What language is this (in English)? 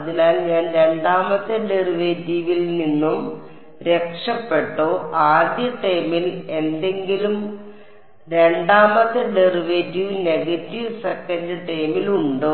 Malayalam